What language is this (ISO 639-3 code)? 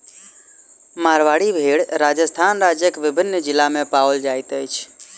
mai